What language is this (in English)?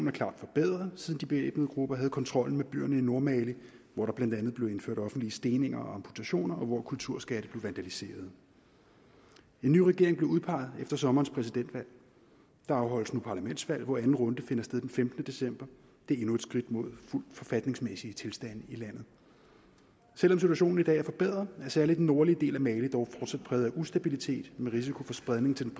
Danish